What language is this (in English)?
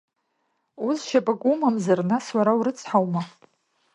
Abkhazian